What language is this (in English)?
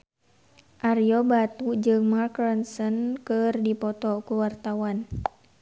Sundanese